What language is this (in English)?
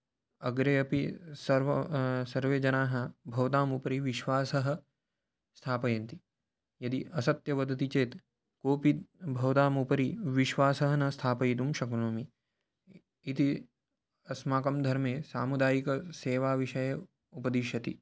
Sanskrit